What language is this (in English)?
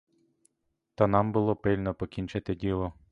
Ukrainian